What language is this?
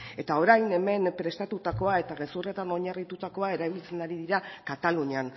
Basque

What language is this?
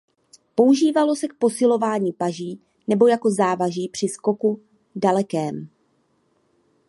Czech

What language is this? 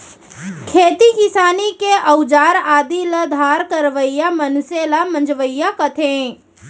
Chhattisgarhi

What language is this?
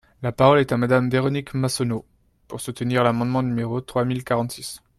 French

